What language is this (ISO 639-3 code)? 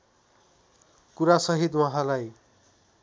nep